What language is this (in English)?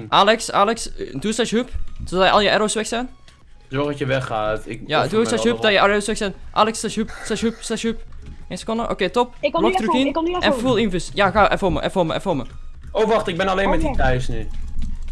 Dutch